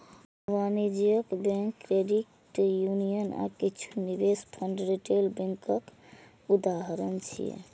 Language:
Maithili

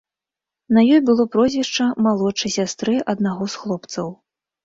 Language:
Belarusian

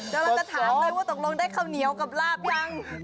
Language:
Thai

